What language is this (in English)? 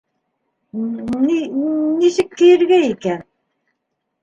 Bashkir